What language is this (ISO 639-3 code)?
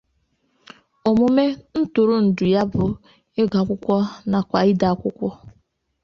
ibo